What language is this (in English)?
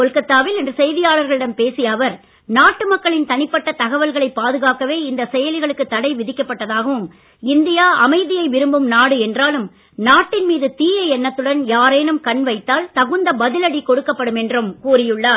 Tamil